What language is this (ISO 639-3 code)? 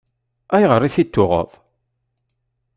kab